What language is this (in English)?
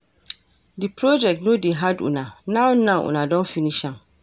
Nigerian Pidgin